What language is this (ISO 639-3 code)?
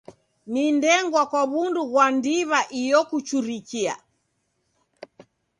dav